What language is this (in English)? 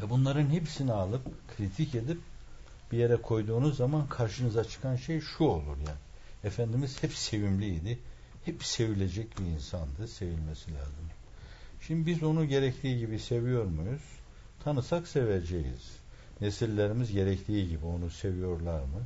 Turkish